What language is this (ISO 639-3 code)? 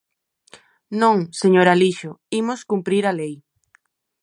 glg